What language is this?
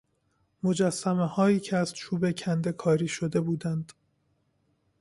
Persian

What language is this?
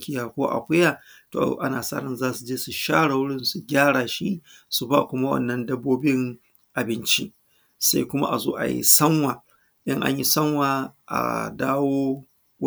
Hausa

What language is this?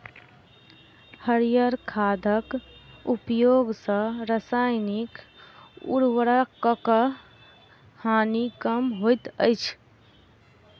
Maithili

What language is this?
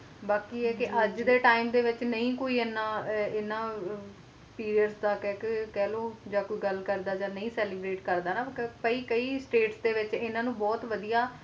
Punjabi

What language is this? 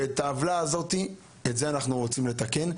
Hebrew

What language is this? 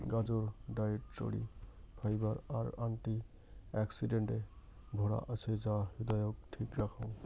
Bangla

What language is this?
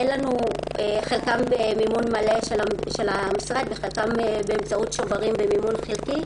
Hebrew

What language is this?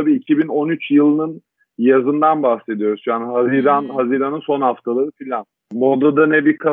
Turkish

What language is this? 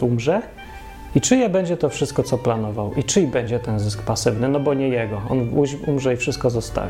Polish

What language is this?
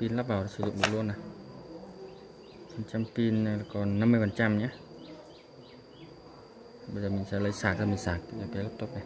Vietnamese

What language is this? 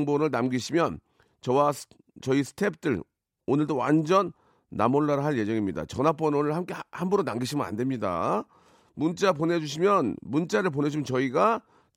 Korean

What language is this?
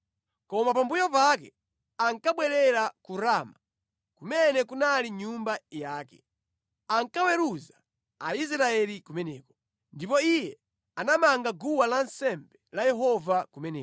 Nyanja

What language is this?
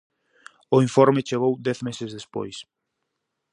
Galician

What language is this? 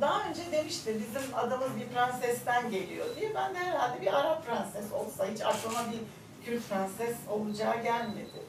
Turkish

